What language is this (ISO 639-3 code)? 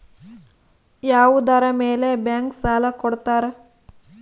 kan